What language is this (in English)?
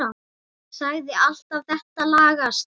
Icelandic